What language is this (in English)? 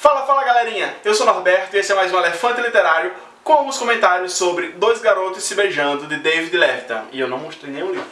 Portuguese